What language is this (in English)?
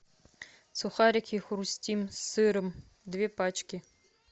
Russian